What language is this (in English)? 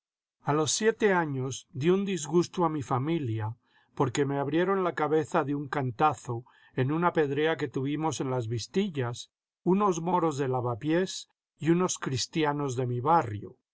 Spanish